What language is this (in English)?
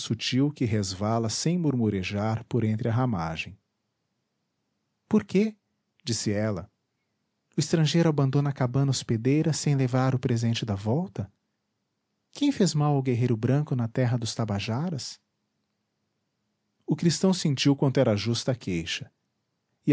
Portuguese